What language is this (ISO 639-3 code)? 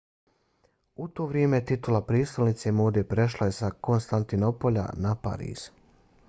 bos